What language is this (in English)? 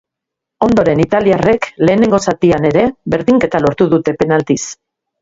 Basque